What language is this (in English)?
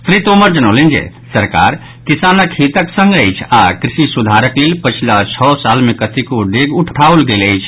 Maithili